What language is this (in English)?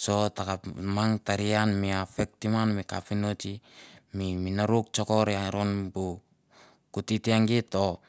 Mandara